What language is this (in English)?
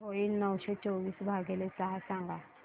Marathi